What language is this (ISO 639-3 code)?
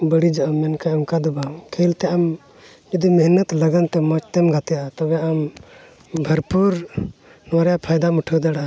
sat